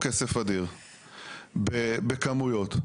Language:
Hebrew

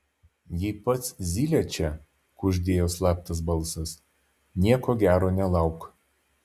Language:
Lithuanian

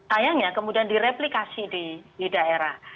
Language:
Indonesian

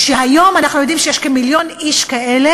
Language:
Hebrew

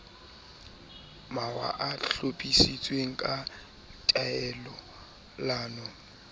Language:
Southern Sotho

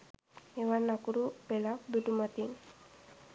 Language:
Sinhala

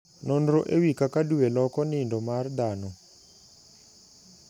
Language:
Luo (Kenya and Tanzania)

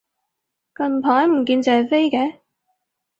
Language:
Cantonese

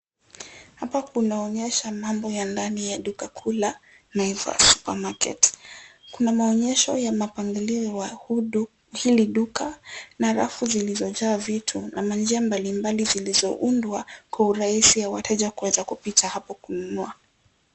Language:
Swahili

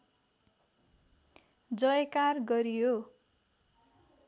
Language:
Nepali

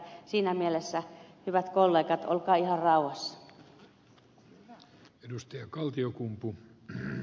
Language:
Finnish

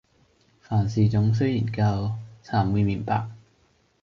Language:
Cantonese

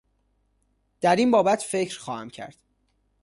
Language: Persian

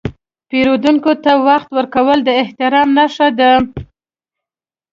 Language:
Pashto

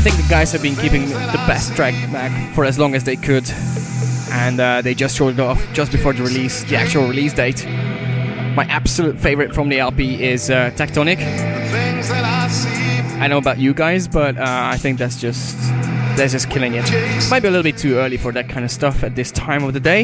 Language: English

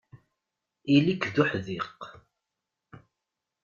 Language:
Kabyle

